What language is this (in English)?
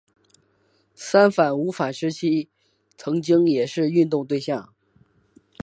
Chinese